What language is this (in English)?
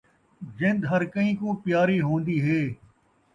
Saraiki